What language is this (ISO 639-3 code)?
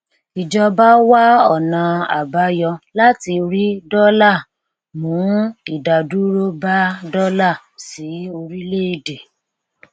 yor